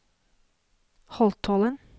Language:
Norwegian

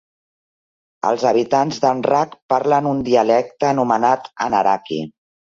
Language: Catalan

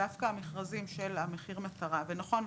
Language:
Hebrew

